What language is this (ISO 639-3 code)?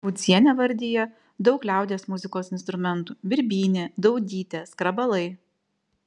lit